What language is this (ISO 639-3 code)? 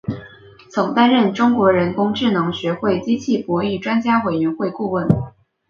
zho